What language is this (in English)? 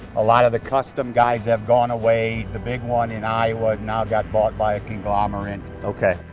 English